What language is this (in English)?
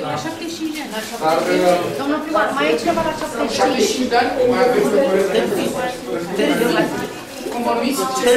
Romanian